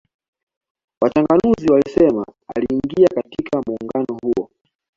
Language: Swahili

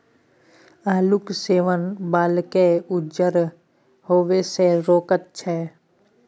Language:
Maithili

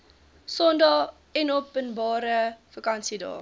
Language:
Afrikaans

